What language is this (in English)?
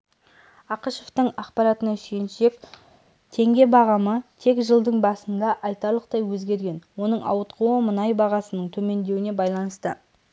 Kazakh